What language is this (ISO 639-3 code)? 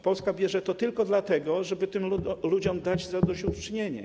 pol